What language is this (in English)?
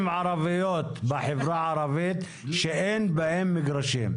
Hebrew